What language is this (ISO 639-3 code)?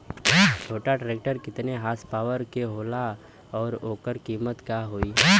bho